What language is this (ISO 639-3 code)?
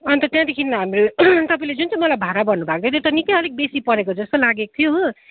nep